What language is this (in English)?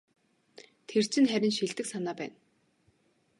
Mongolian